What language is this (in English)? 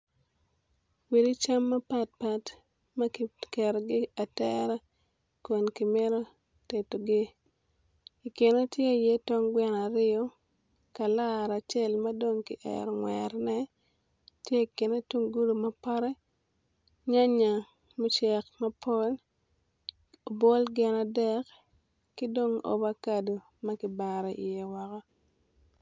Acoli